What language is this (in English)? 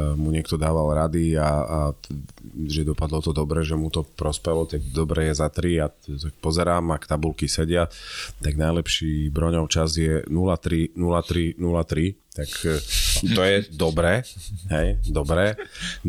Slovak